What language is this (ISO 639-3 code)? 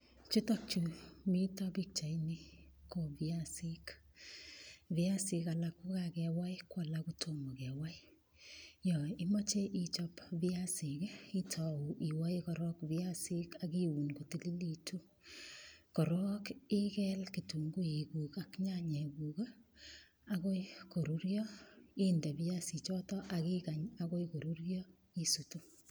kln